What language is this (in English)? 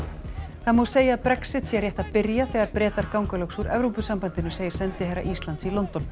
Icelandic